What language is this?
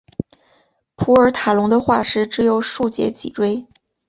Chinese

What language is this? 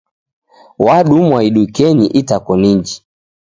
Taita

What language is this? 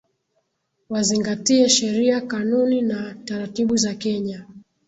Swahili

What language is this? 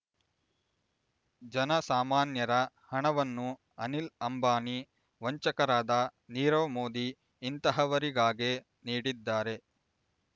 Kannada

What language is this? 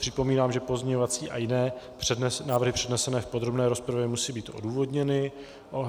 Czech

